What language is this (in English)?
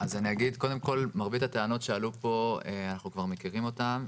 Hebrew